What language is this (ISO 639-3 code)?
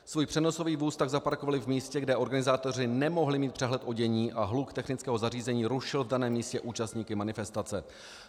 ces